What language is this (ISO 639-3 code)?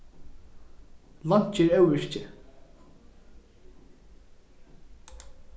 fao